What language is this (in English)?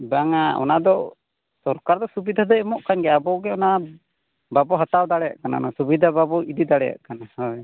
Santali